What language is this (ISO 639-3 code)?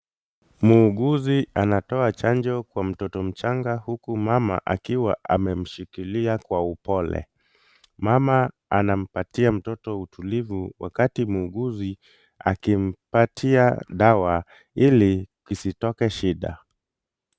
swa